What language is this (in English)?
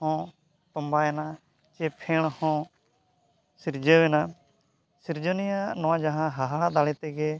Santali